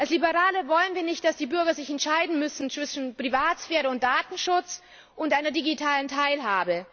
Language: German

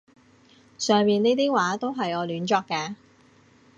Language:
Cantonese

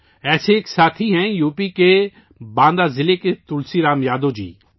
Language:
Urdu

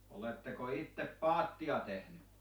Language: Finnish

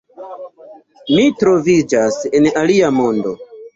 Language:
Esperanto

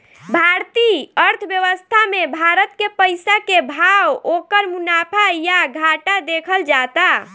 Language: Bhojpuri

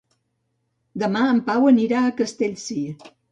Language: Catalan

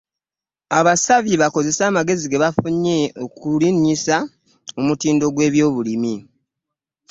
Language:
Ganda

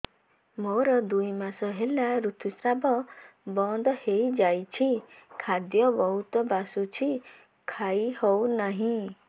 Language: Odia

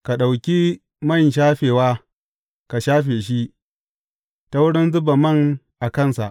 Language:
Hausa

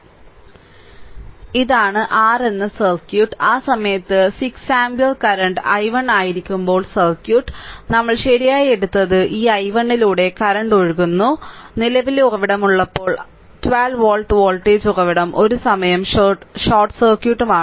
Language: Malayalam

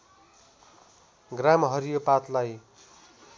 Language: Nepali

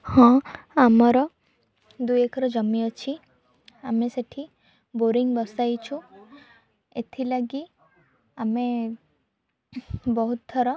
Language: Odia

